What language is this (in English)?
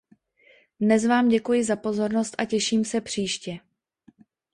Czech